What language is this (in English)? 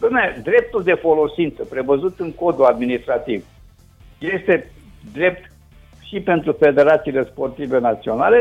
Romanian